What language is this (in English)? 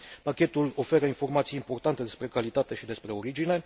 Romanian